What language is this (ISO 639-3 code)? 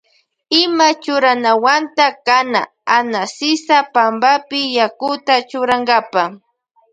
qvj